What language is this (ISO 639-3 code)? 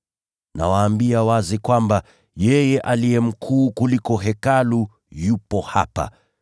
swa